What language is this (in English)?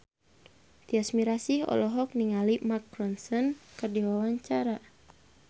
Sundanese